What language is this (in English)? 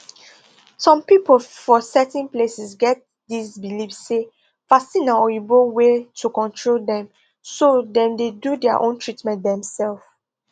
Nigerian Pidgin